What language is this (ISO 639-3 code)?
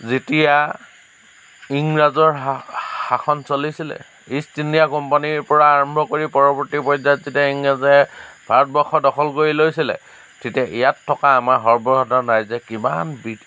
asm